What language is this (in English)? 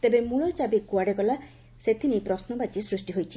Odia